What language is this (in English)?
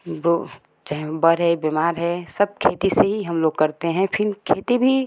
Hindi